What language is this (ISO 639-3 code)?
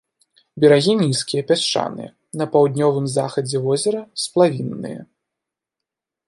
bel